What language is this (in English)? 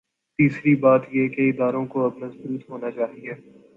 Urdu